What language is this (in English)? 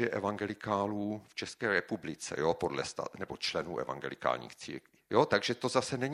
Czech